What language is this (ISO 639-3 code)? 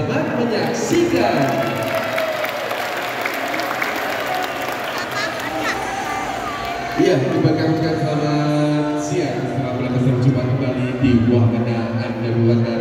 ind